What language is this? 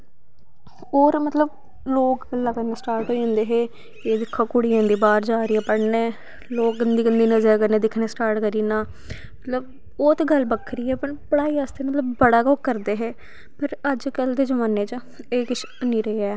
Dogri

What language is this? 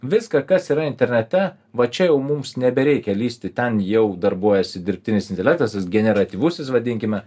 Lithuanian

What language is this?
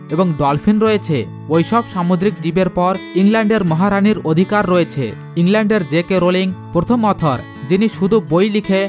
Bangla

